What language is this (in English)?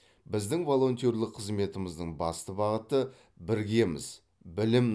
Kazakh